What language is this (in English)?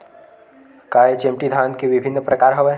Chhattisgarhi